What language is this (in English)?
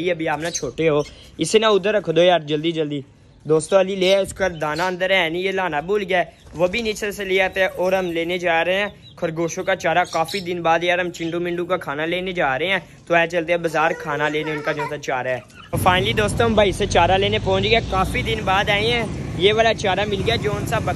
Hindi